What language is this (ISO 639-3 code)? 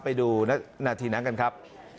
tha